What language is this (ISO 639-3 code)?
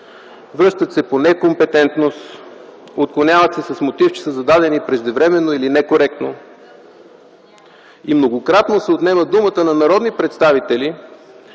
bul